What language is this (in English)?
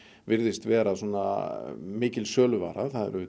Icelandic